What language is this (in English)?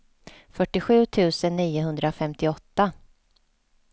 Swedish